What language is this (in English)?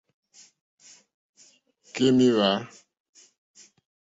Mokpwe